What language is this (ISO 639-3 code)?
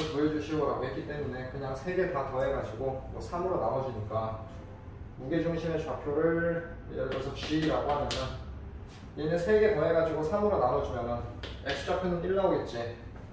kor